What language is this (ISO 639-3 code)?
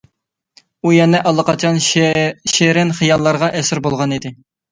uig